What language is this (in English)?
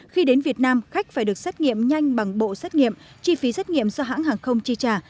Vietnamese